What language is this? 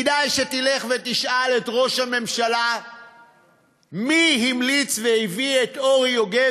Hebrew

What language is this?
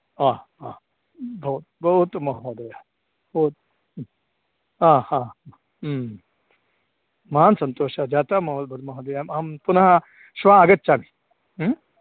Sanskrit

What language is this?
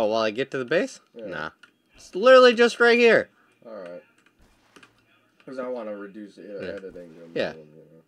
English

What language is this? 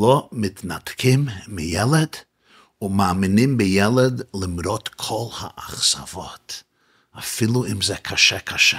Hebrew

